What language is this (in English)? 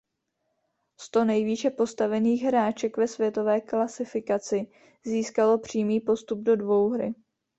Czech